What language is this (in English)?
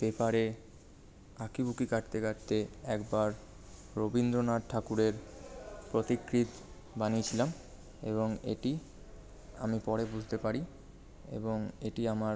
Bangla